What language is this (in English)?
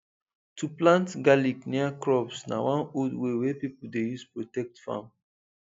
Nigerian Pidgin